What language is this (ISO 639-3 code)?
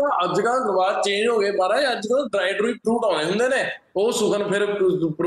pan